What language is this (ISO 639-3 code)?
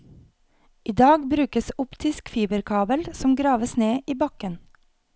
nor